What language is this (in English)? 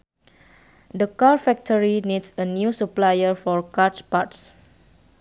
Sundanese